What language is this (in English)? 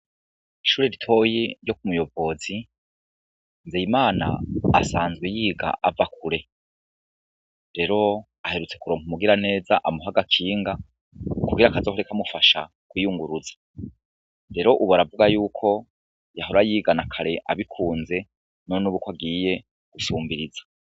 Rundi